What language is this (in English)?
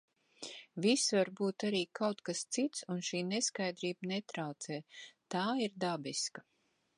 Latvian